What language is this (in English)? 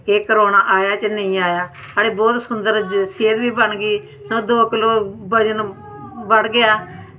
Dogri